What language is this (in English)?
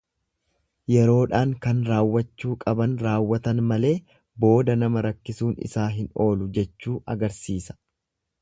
Oromo